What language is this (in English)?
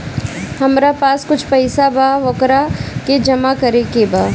Bhojpuri